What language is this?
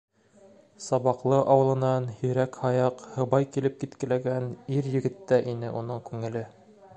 Bashkir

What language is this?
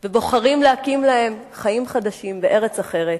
Hebrew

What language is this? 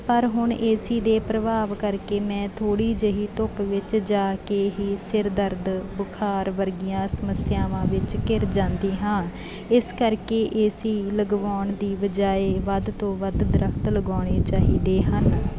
Punjabi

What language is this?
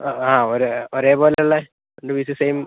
Malayalam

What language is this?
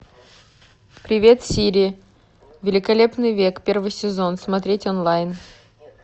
Russian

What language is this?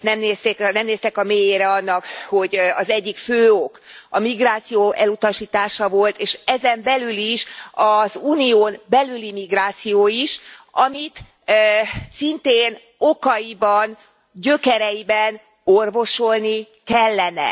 Hungarian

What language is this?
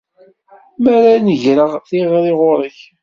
Kabyle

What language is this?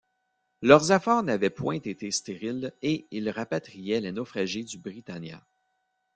French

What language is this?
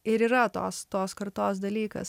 Lithuanian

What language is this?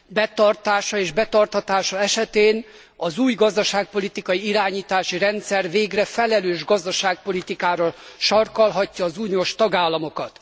Hungarian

